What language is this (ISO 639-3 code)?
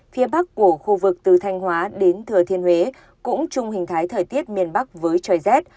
vie